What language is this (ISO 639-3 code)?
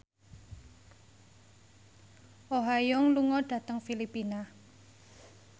jav